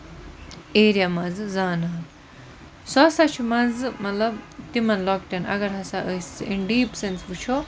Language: Kashmiri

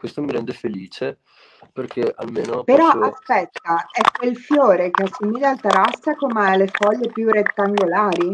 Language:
Italian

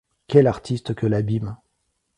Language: French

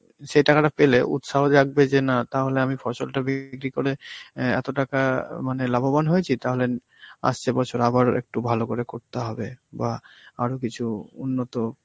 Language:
Bangla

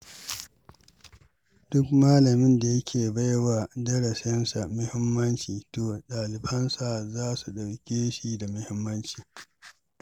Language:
Hausa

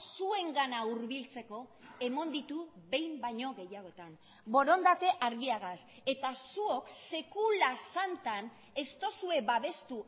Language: Basque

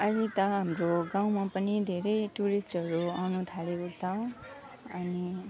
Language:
Nepali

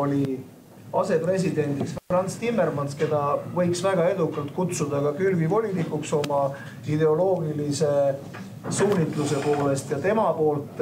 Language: Finnish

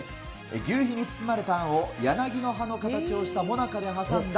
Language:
Japanese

